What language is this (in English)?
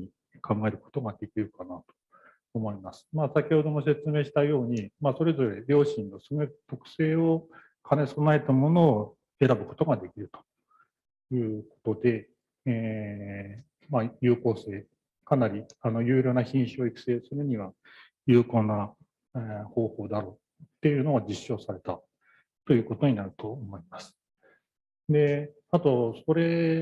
Japanese